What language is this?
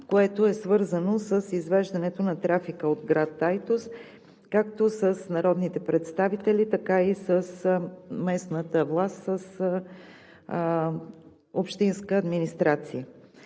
Bulgarian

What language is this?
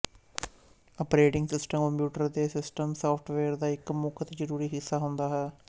Punjabi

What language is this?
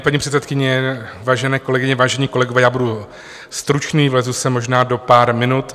Czech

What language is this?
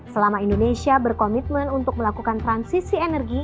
Indonesian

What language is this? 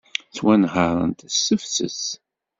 Kabyle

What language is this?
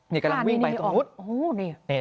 Thai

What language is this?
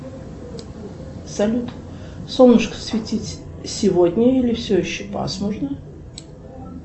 Russian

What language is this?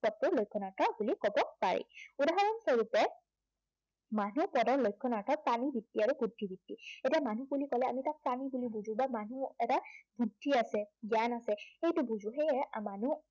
Assamese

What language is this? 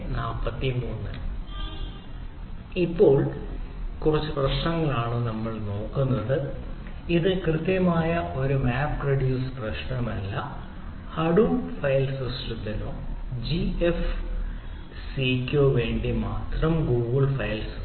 Malayalam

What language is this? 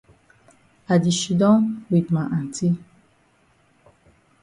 Cameroon Pidgin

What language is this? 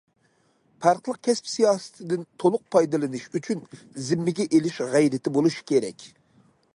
Uyghur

